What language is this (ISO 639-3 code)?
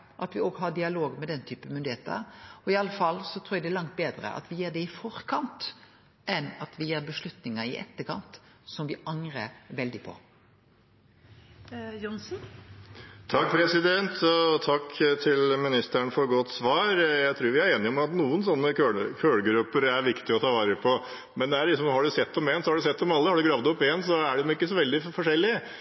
nor